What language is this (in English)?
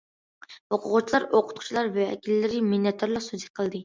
Uyghur